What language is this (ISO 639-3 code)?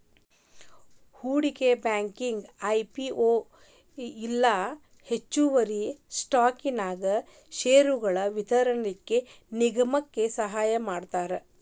kan